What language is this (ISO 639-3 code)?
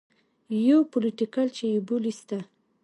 pus